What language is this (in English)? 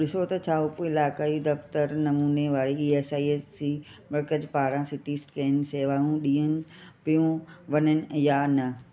Sindhi